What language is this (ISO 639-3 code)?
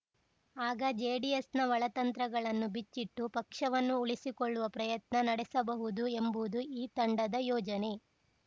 kan